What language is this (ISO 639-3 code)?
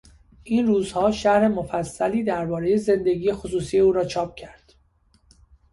fas